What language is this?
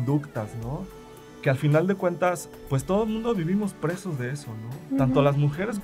Spanish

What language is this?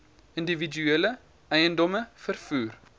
Afrikaans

